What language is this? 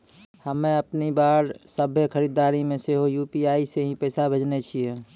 Maithili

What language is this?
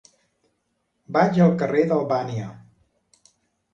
Catalan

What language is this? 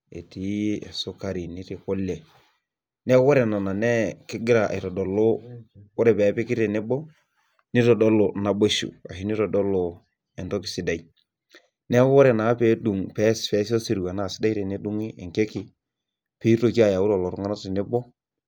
Masai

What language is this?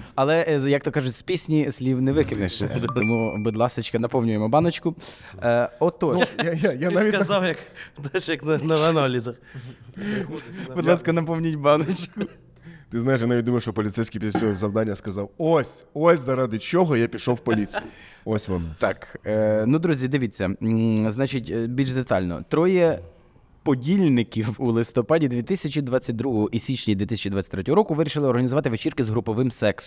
Ukrainian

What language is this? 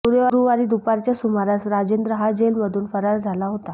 Marathi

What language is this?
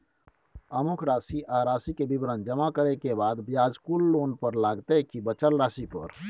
Maithili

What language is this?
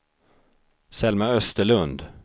Swedish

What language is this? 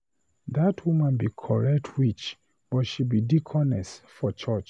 Nigerian Pidgin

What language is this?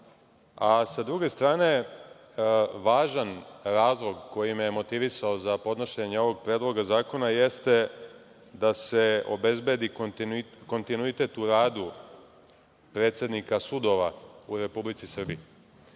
Serbian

